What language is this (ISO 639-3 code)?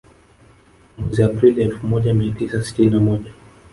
swa